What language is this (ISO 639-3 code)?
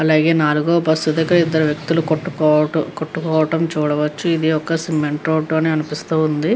tel